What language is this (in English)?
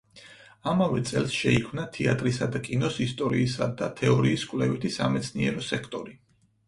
Georgian